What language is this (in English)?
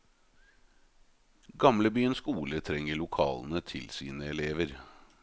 Norwegian